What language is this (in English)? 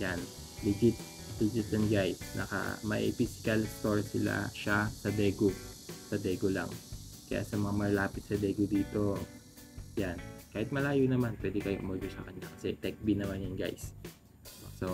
Filipino